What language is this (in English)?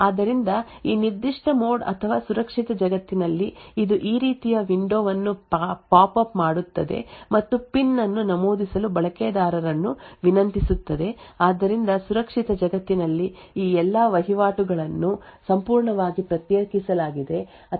Kannada